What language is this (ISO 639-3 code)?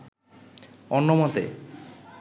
ben